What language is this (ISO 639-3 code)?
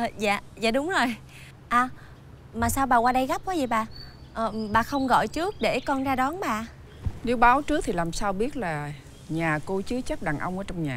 vie